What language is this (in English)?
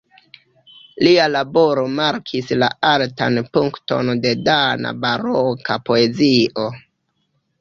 Esperanto